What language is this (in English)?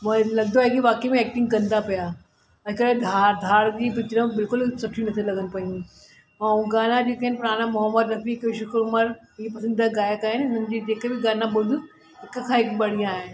Sindhi